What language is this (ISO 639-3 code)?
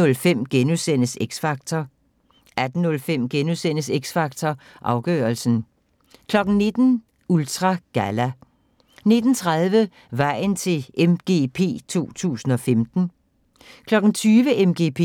dan